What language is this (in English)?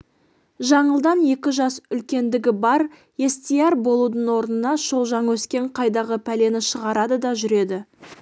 Kazakh